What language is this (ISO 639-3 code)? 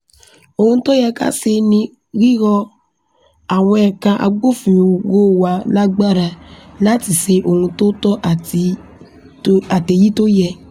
yor